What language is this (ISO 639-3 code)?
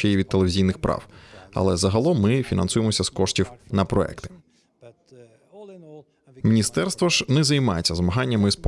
ukr